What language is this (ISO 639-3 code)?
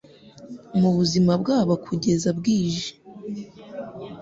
kin